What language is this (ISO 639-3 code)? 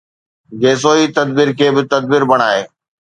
snd